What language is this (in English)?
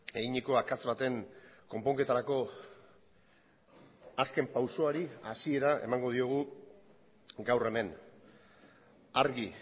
Basque